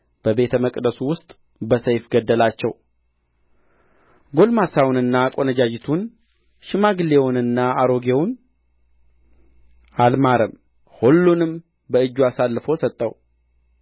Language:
Amharic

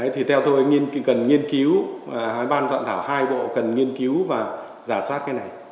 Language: Vietnamese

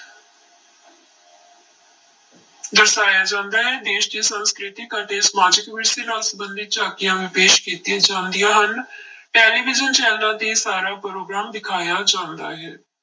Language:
Punjabi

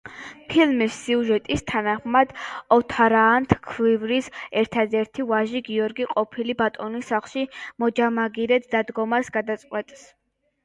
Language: Georgian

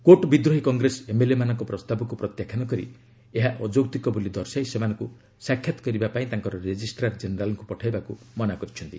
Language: Odia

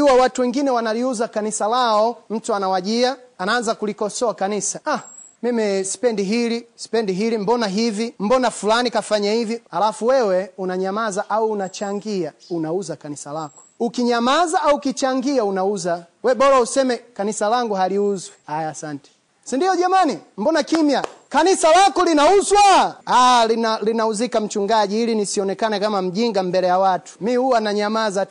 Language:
Swahili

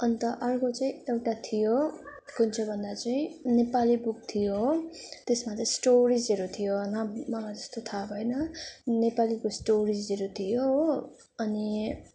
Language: Nepali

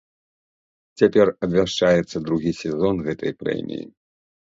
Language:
Belarusian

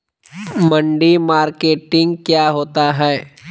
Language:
Magahi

